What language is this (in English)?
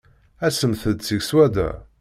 Kabyle